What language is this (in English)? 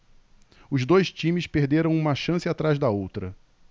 Portuguese